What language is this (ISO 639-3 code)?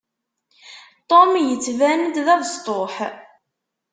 kab